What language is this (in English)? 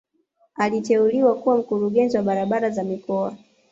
Swahili